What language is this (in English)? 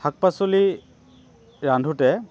Assamese